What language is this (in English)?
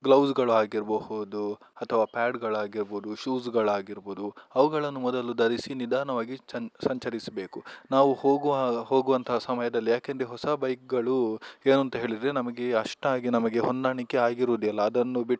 Kannada